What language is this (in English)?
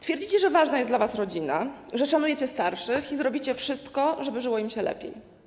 Polish